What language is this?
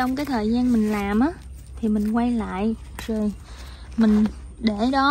Vietnamese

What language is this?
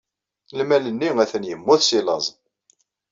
Kabyle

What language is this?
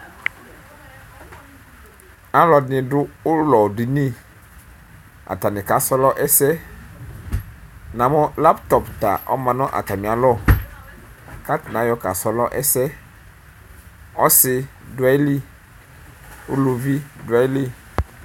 Ikposo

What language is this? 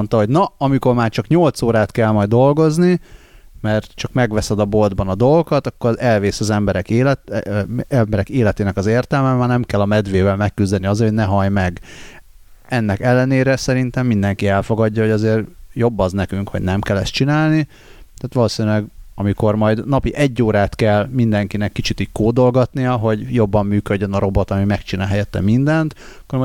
Hungarian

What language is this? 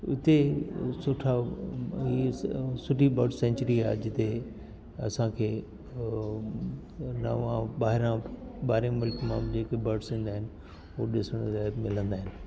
Sindhi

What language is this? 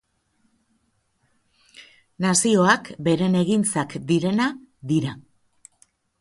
Basque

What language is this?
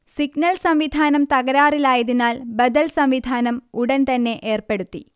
Malayalam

